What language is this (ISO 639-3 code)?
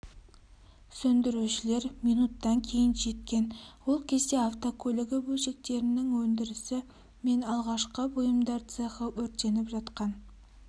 kaz